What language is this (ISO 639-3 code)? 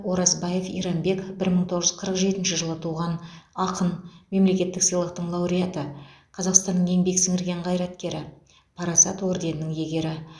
kaz